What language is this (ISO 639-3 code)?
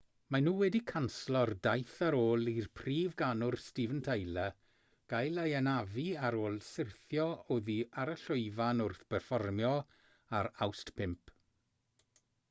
cym